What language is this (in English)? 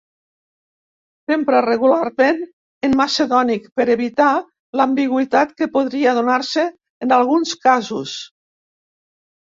Catalan